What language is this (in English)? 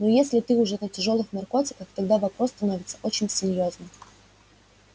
Russian